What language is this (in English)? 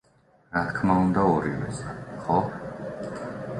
Georgian